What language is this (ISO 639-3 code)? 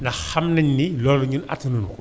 wol